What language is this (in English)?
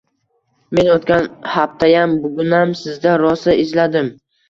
Uzbek